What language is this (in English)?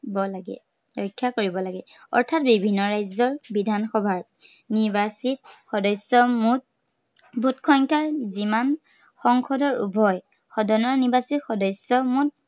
Assamese